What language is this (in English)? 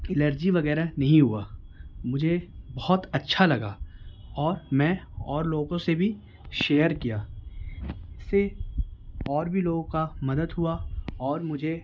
Urdu